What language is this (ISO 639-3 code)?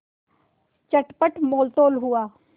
hin